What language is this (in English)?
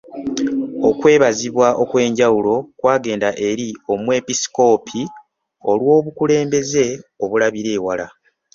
Ganda